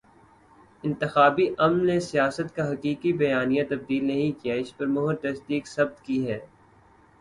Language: Urdu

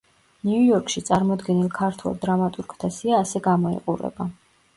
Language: Georgian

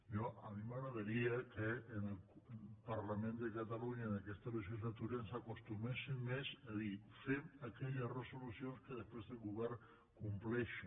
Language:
Catalan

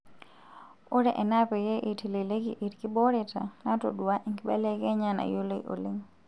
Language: Masai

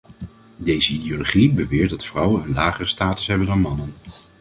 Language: Dutch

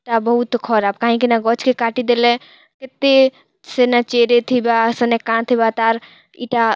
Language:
Odia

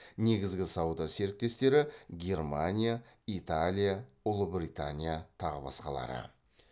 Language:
Kazakh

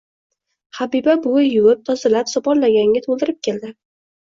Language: Uzbek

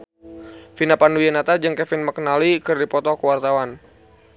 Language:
Sundanese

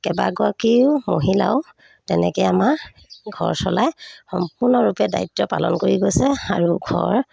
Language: Assamese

